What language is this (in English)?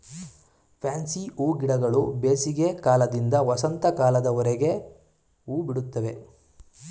Kannada